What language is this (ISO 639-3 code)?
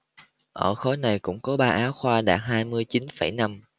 vie